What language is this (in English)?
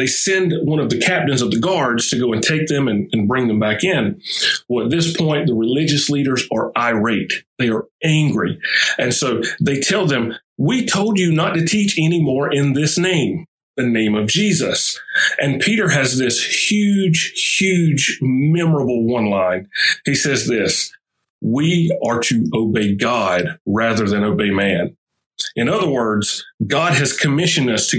English